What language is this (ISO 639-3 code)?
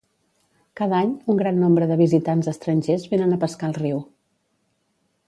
cat